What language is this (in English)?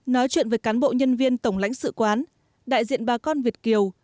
Vietnamese